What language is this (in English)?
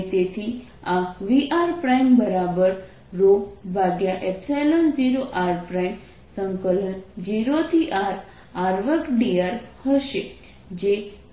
Gujarati